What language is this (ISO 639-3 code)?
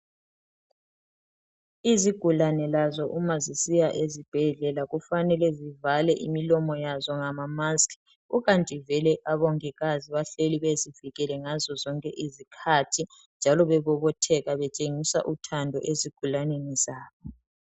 nde